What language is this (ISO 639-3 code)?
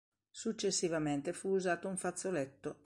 ita